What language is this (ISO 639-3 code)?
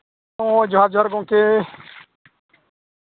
sat